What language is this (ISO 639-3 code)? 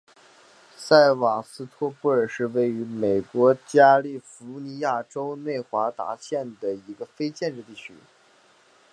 zho